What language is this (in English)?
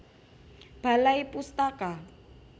Javanese